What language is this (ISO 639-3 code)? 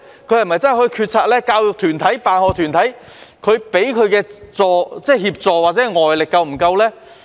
yue